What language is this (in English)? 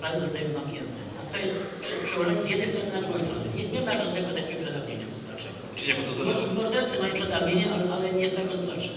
Polish